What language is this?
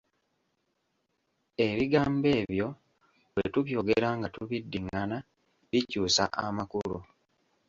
Ganda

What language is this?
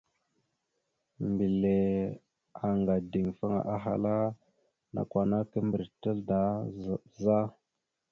Mada (Cameroon)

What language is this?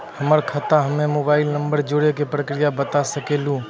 Maithili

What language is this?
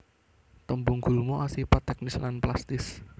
Javanese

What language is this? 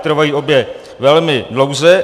Czech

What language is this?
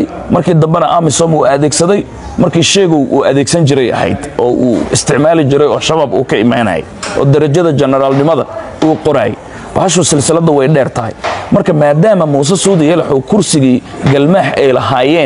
Arabic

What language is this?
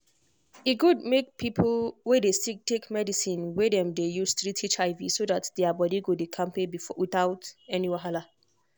Nigerian Pidgin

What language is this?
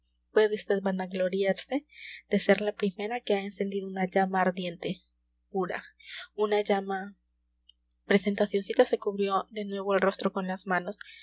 Spanish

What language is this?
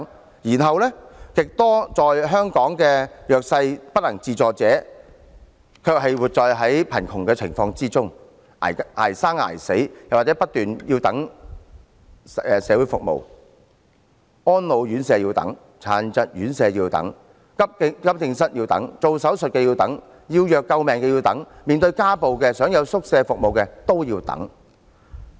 Cantonese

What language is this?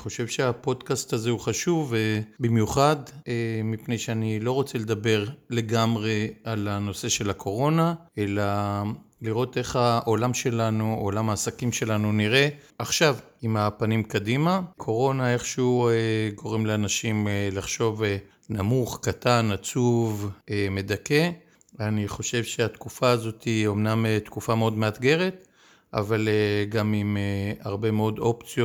Hebrew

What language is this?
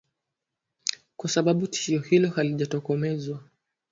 Swahili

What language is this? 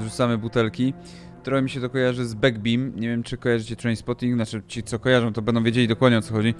Polish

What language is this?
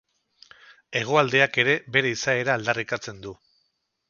Basque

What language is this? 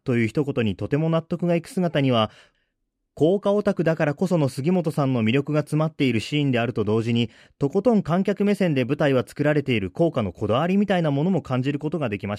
Japanese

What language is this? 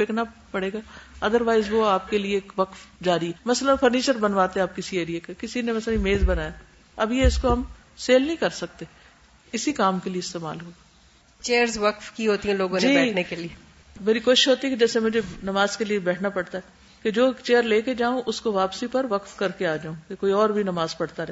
Urdu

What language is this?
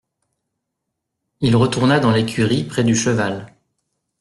French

